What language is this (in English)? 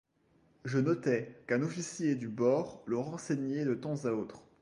French